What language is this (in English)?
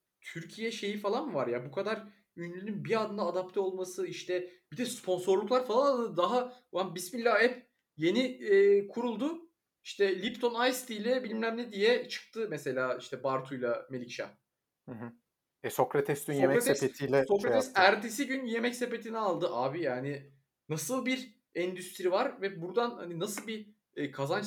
Turkish